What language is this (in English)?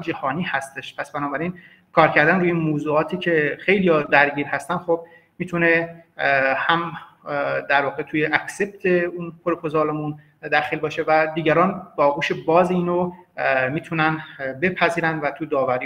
Persian